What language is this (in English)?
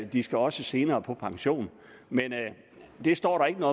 Danish